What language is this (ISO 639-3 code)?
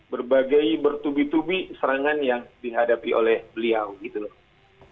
ind